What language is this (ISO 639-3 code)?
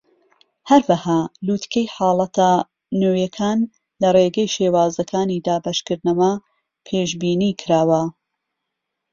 ckb